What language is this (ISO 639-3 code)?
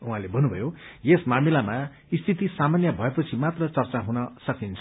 nep